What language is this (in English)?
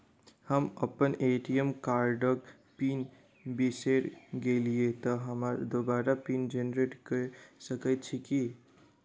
Maithili